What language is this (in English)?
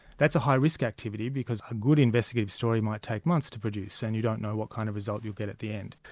English